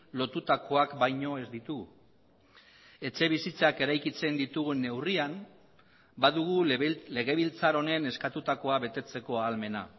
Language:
Basque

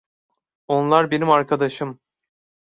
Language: Turkish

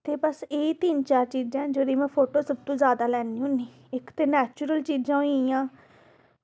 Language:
Dogri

